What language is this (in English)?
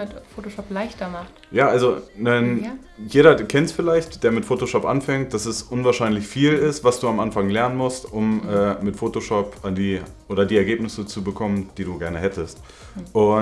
German